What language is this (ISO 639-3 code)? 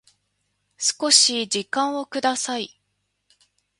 jpn